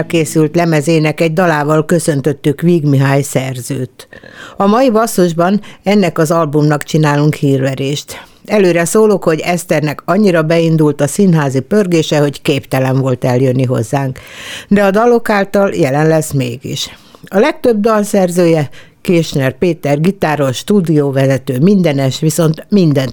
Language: Hungarian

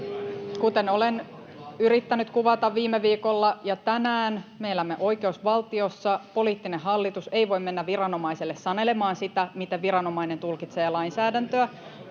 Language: Finnish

